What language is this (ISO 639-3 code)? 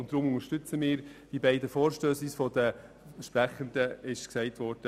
gsw